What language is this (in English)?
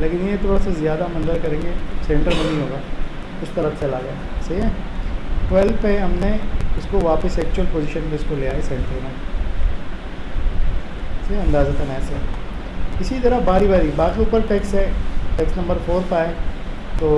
Urdu